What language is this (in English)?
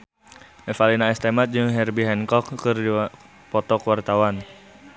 Sundanese